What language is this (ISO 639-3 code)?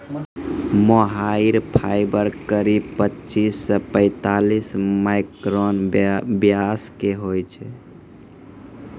mai